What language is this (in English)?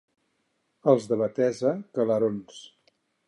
Catalan